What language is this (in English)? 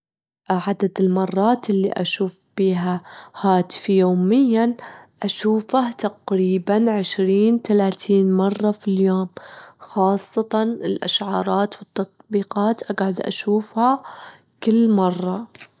Gulf Arabic